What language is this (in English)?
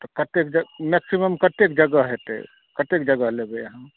Maithili